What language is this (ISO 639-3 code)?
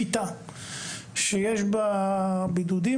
heb